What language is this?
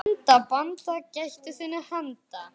Icelandic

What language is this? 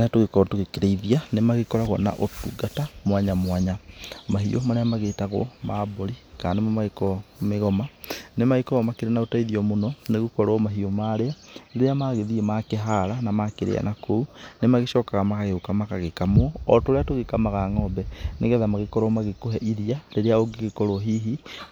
Kikuyu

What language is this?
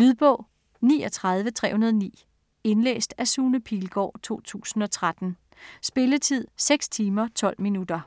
Danish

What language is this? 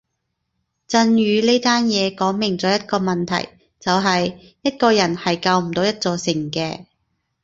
Cantonese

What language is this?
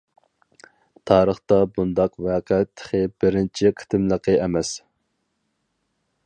Uyghur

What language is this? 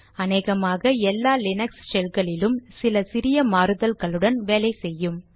Tamil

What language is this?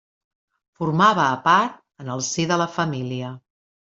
Catalan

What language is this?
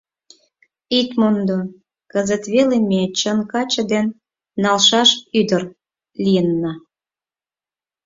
Mari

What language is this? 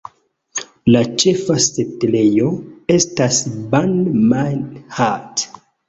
Esperanto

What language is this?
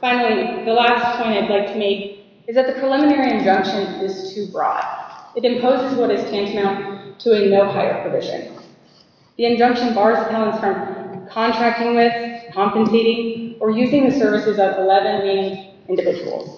English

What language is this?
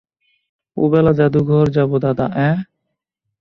Bangla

